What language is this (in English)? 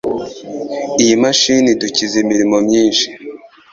Kinyarwanda